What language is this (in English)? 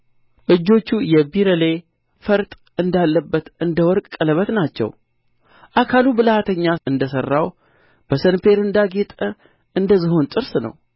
Amharic